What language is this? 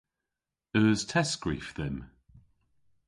Cornish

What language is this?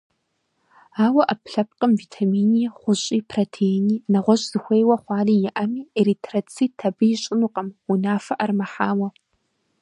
Kabardian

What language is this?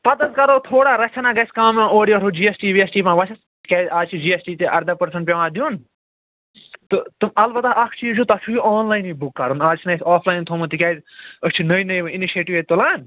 Kashmiri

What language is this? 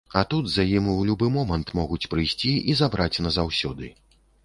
Belarusian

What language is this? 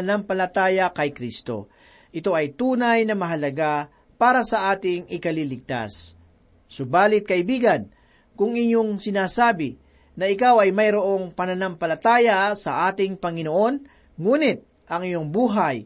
Filipino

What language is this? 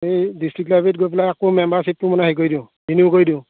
Assamese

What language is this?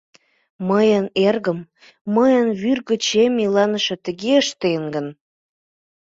Mari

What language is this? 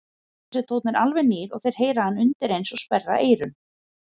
Icelandic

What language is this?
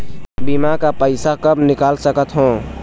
Chhattisgarhi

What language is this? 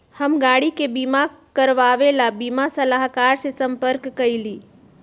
Magahi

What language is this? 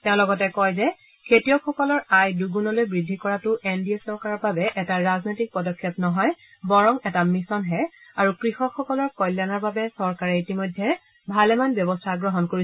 Assamese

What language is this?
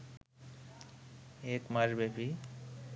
Bangla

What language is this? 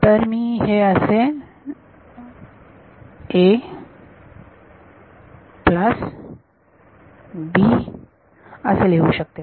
Marathi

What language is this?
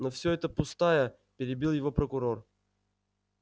Russian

